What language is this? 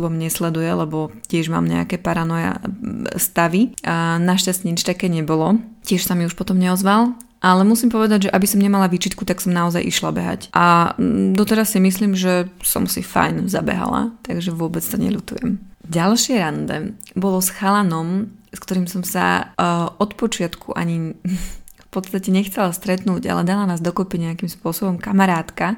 Slovak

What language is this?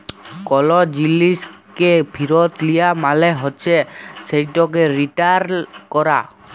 Bangla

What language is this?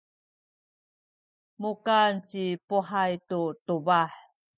Sakizaya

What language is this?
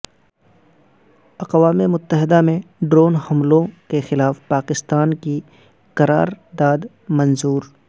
Urdu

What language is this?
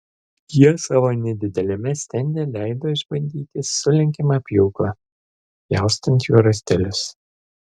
Lithuanian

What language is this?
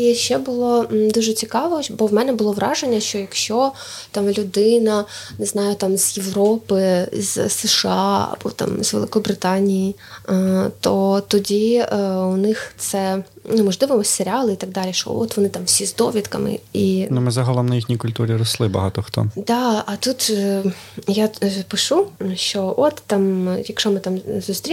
Ukrainian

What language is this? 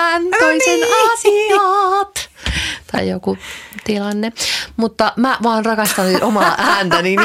Finnish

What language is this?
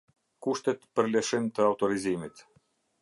Albanian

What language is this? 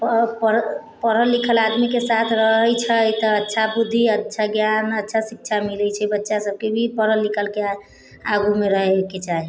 Maithili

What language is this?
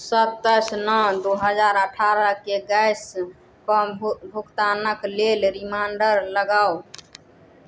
Maithili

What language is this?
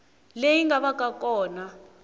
Tsonga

